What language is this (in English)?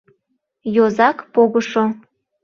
Mari